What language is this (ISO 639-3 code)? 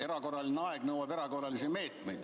est